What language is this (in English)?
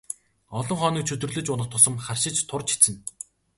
Mongolian